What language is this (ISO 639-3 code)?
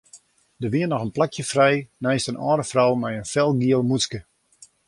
fry